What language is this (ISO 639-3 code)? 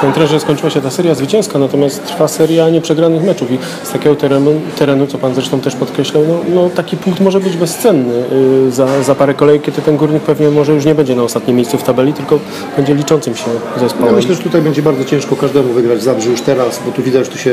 pol